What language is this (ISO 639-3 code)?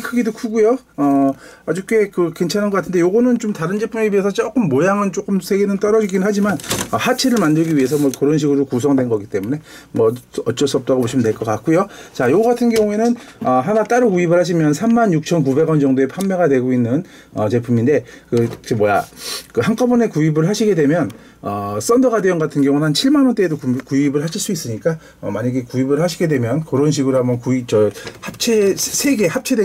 kor